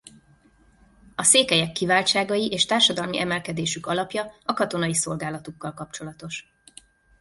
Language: Hungarian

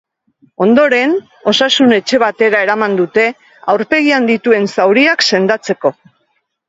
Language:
Basque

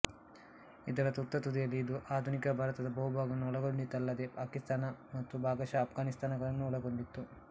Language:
Kannada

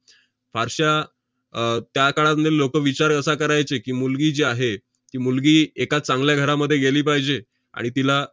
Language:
Marathi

